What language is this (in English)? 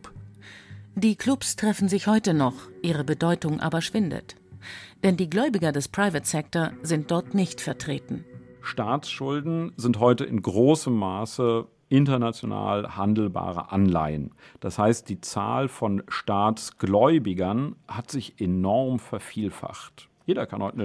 German